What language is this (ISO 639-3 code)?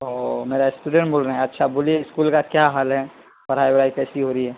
urd